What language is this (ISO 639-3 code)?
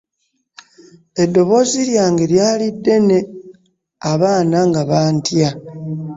lug